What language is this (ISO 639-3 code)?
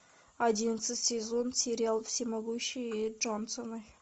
rus